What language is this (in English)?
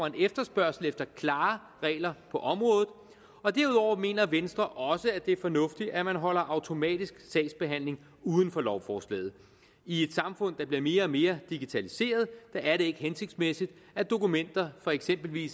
Danish